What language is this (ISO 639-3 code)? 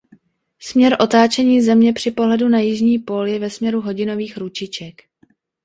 ces